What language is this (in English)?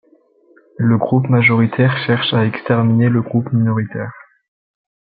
French